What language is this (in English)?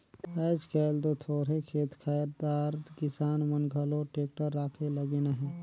Chhattisgarhi